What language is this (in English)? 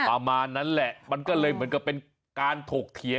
Thai